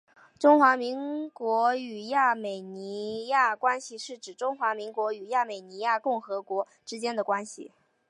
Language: Chinese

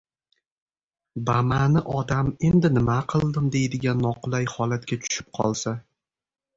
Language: Uzbek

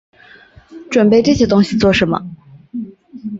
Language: Chinese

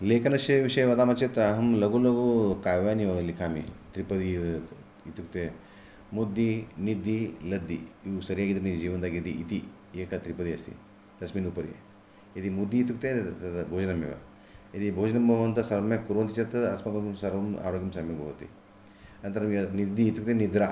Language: Sanskrit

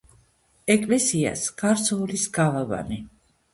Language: Georgian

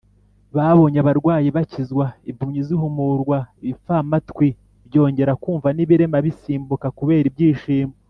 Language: Kinyarwanda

